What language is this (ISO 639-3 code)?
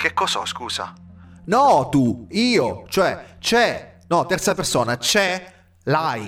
ita